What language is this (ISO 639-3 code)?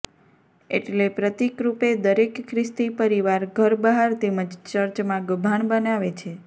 guj